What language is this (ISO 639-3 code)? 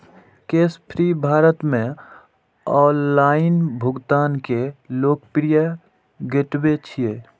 mai